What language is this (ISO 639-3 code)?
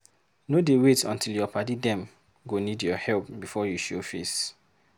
pcm